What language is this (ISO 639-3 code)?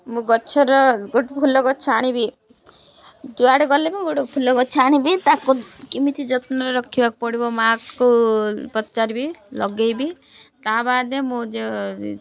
ori